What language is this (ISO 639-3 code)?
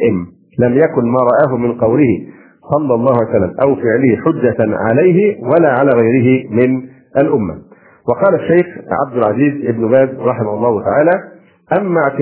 ara